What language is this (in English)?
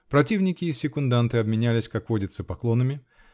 Russian